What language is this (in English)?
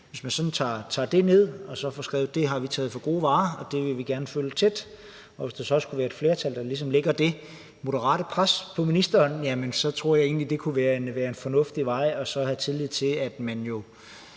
Danish